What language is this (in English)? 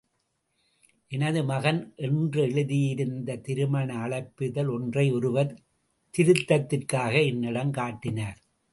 Tamil